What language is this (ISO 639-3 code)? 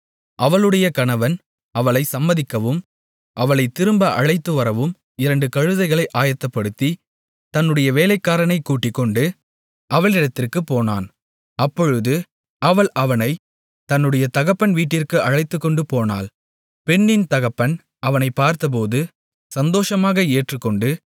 tam